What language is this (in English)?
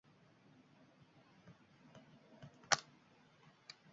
Uzbek